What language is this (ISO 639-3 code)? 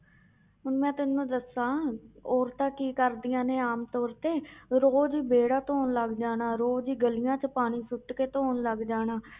pan